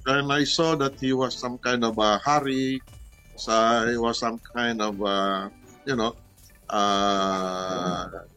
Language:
Filipino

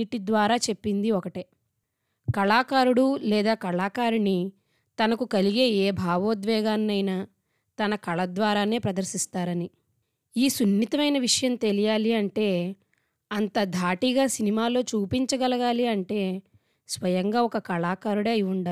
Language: Telugu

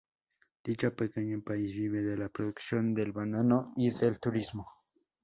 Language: Spanish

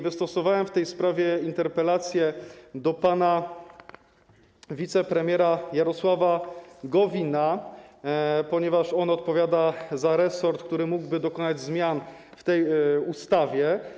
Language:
Polish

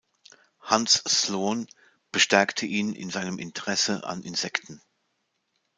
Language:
German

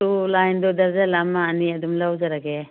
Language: Manipuri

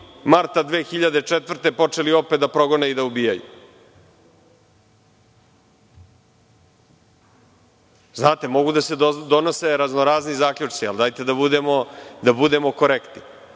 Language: Serbian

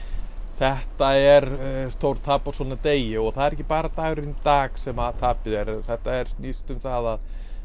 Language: Icelandic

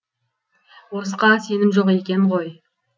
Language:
Kazakh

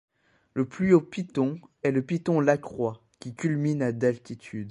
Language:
French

